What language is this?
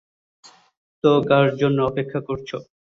Bangla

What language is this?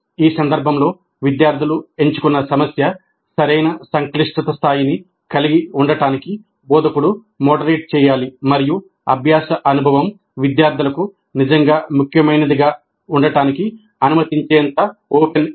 Telugu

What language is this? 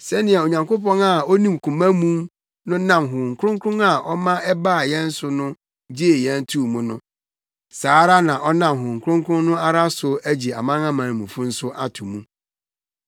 Akan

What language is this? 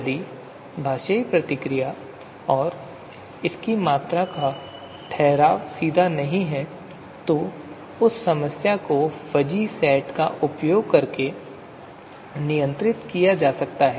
Hindi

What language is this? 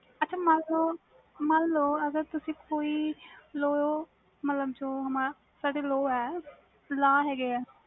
Punjabi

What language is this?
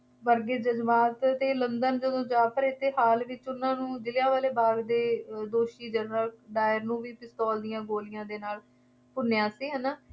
Punjabi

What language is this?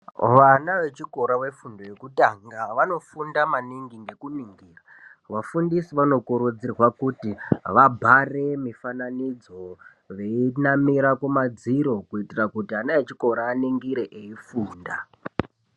Ndau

